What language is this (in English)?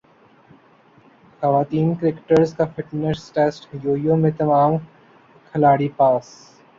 Urdu